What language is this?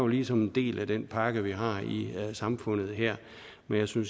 Danish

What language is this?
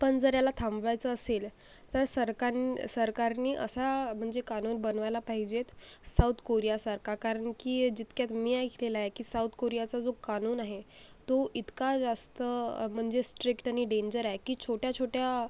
Marathi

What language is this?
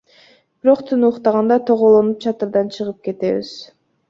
Kyrgyz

